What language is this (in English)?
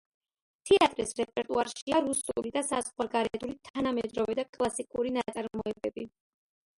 Georgian